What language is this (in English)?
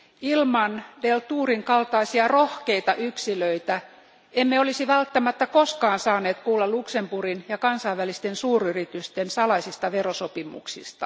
Finnish